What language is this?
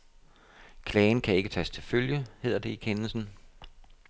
Danish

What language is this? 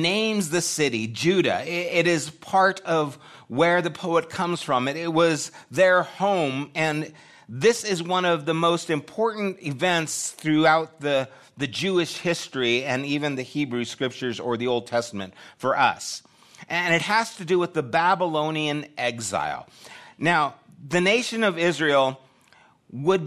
English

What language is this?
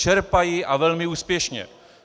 Czech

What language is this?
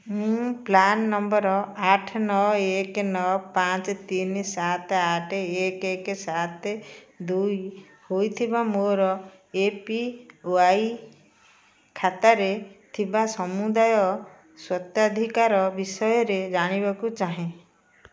Odia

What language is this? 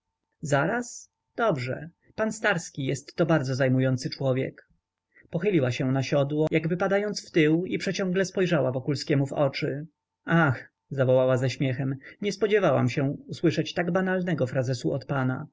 Polish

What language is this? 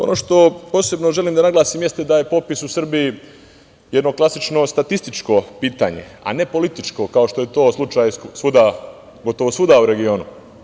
Serbian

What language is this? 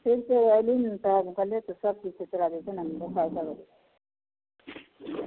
Maithili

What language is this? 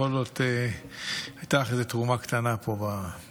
Hebrew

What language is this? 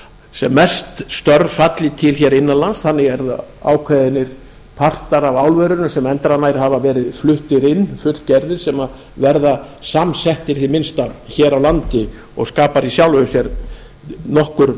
Icelandic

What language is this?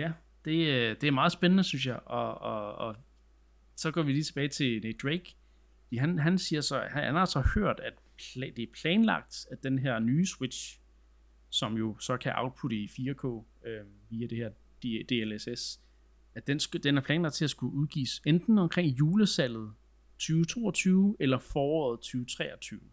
Danish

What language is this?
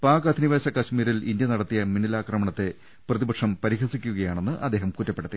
Malayalam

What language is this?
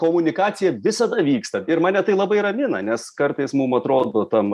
Lithuanian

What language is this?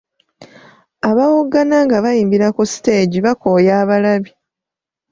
Ganda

